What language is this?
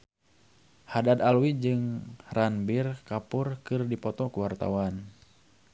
Sundanese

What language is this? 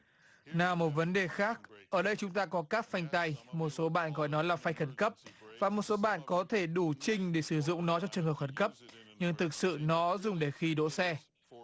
Vietnamese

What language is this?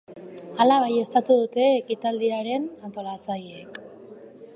Basque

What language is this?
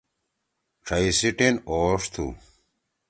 Torwali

